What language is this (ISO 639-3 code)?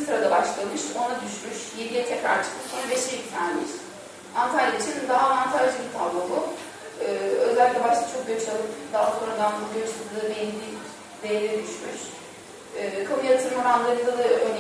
tur